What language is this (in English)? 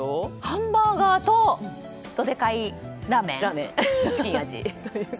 Japanese